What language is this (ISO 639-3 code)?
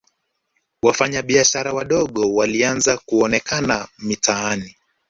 swa